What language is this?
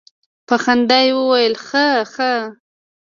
Pashto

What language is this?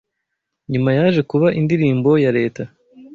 Kinyarwanda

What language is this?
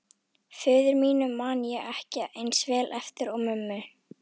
Icelandic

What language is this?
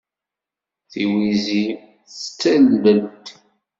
Kabyle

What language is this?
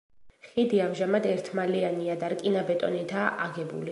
Georgian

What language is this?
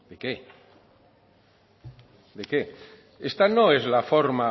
Spanish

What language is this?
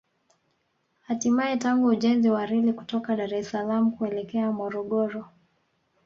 Swahili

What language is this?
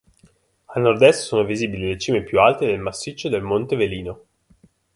Italian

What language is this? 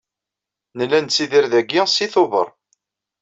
Kabyle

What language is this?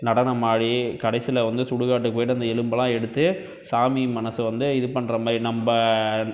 Tamil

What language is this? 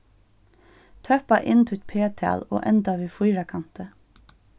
Faroese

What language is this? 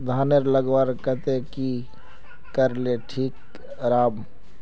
Magahi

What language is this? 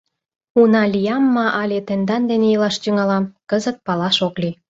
Mari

